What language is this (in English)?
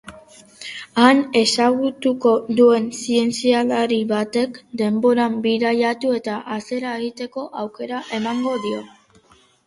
Basque